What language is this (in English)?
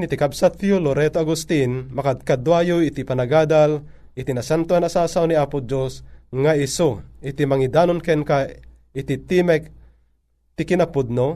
Filipino